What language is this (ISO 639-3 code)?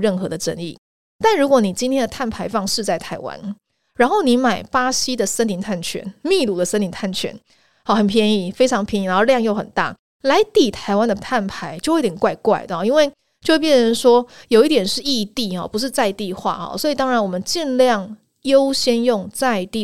zho